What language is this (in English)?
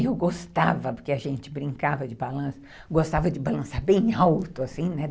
Portuguese